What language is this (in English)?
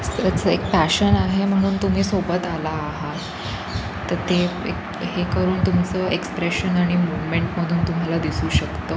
Marathi